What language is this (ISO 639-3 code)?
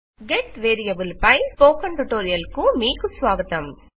tel